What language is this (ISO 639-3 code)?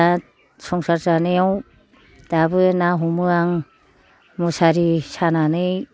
brx